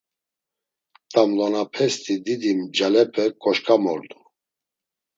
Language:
Laz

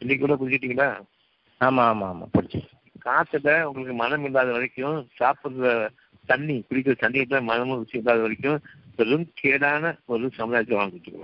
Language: Tamil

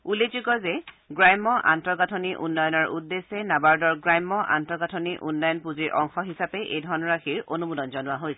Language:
Assamese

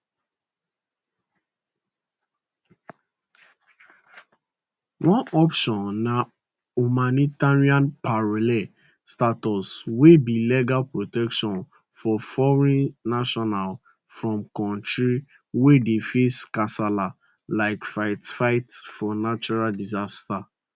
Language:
Nigerian Pidgin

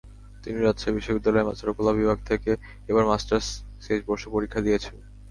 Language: Bangla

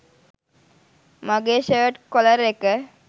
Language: Sinhala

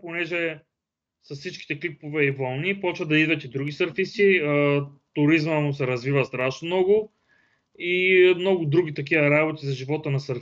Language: Bulgarian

